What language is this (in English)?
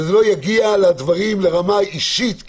Hebrew